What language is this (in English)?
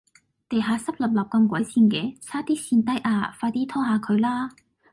Cantonese